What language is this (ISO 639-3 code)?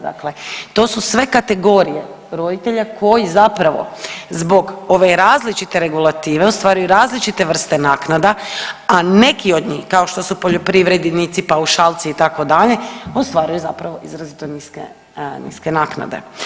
hrv